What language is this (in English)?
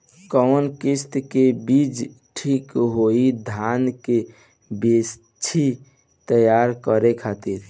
Bhojpuri